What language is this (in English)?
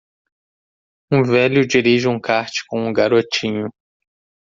Portuguese